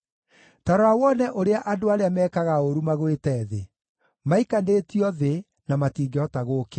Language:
Kikuyu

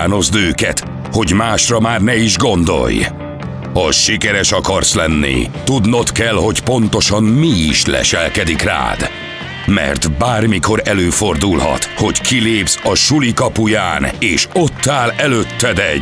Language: Hungarian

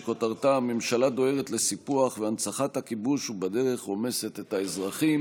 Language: Hebrew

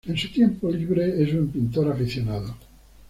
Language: Spanish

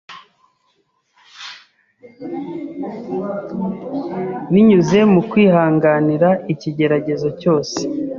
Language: Kinyarwanda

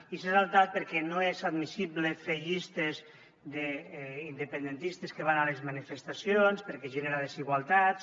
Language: Catalan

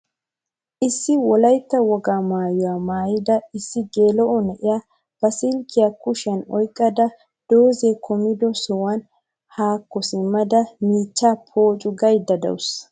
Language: Wolaytta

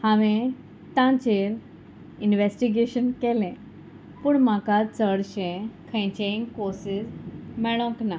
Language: Konkani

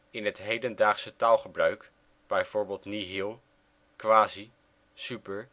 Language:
Dutch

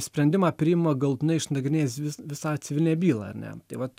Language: Lithuanian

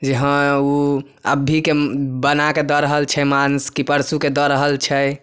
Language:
Maithili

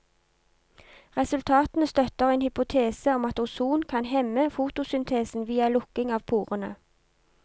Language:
Norwegian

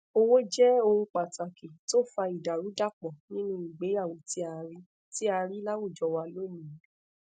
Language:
Yoruba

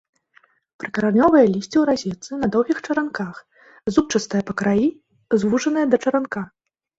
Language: Belarusian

